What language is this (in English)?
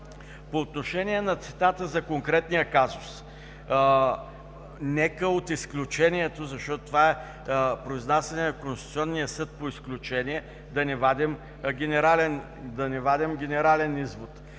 Bulgarian